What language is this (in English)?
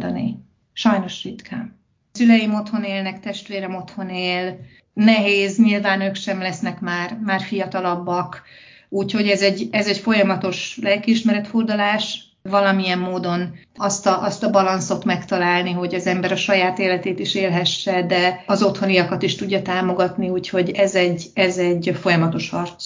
Hungarian